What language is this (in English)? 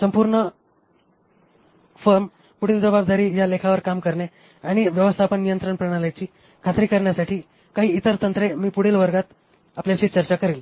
Marathi